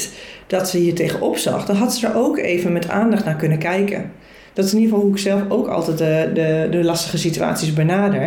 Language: Dutch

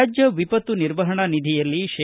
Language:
Kannada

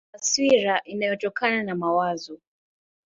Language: Swahili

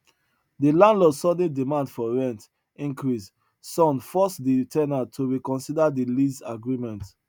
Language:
Nigerian Pidgin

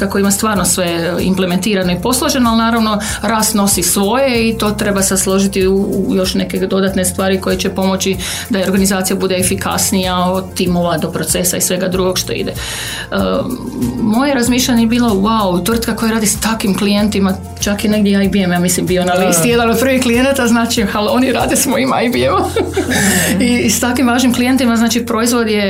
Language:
Croatian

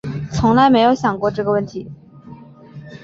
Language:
Chinese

